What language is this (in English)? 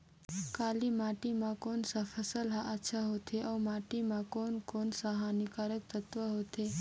Chhattisgarhi